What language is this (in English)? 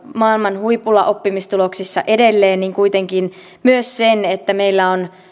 Finnish